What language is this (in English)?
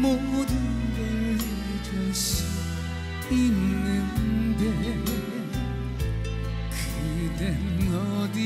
Korean